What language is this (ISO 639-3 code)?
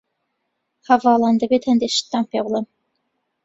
ckb